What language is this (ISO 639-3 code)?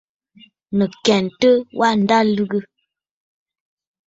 bfd